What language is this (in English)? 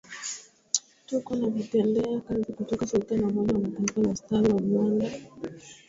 Swahili